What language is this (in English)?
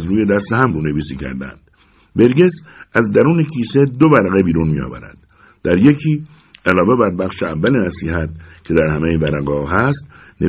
Persian